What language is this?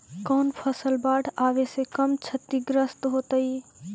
Magahi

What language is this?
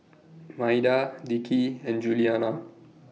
English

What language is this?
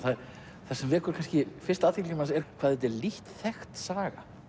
Icelandic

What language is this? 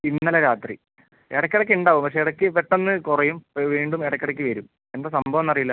Malayalam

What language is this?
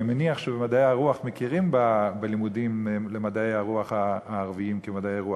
Hebrew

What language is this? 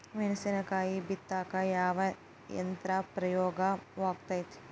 Kannada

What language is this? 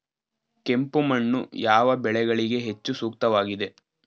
Kannada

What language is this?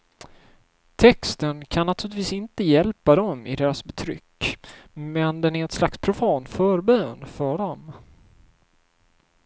Swedish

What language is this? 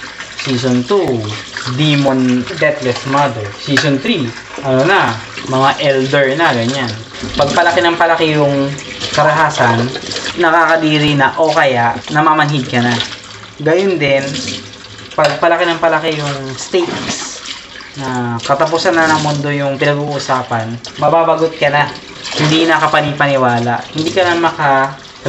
Filipino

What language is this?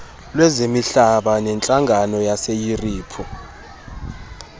Xhosa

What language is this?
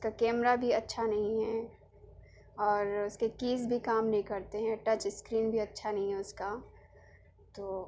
Urdu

